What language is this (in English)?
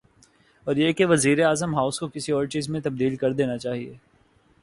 Urdu